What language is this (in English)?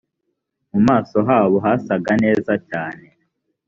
Kinyarwanda